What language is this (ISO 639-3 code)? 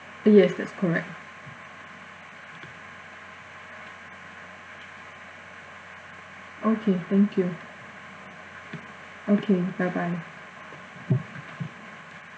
eng